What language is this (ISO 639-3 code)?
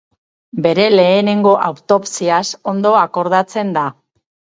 eus